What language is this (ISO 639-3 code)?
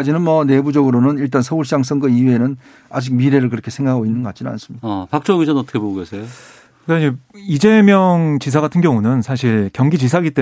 kor